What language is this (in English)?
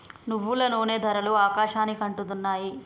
Telugu